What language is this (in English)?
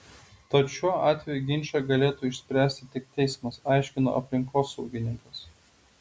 Lithuanian